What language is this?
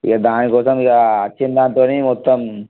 Telugu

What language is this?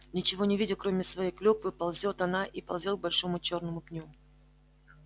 Russian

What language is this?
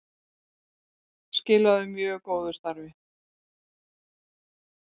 Icelandic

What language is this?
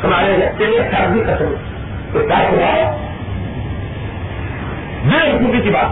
Urdu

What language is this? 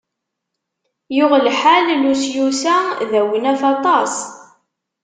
Kabyle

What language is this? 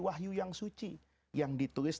Indonesian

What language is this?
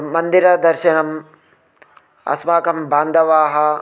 Sanskrit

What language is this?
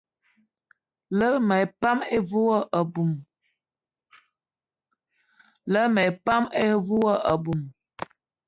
Eton (Cameroon)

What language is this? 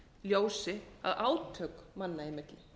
Icelandic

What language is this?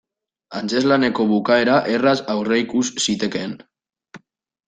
Basque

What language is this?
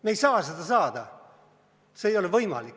Estonian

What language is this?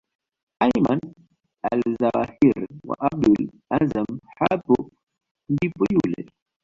Swahili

